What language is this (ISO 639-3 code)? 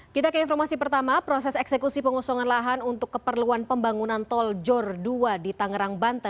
ind